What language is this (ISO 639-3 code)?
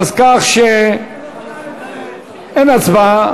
heb